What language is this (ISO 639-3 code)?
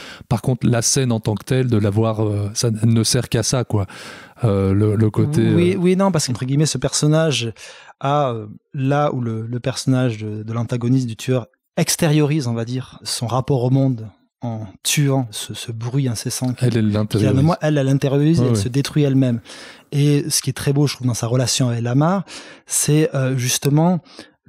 fra